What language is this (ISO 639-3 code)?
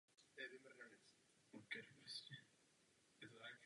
ces